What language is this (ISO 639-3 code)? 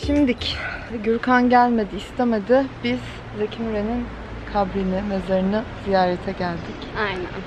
tur